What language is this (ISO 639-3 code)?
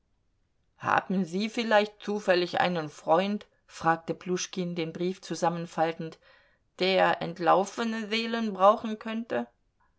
deu